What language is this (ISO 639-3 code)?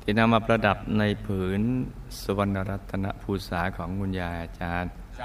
tha